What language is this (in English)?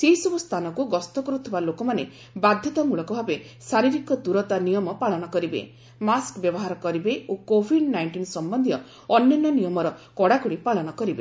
Odia